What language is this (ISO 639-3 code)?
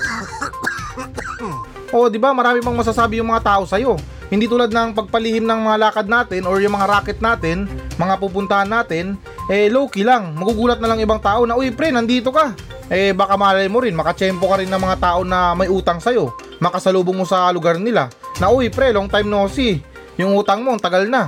fil